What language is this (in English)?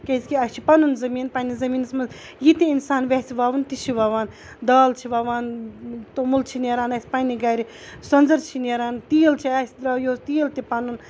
Kashmiri